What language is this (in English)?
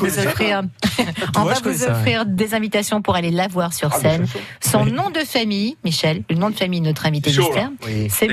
French